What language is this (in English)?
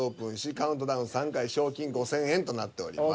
Japanese